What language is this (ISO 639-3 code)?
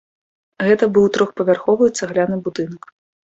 bel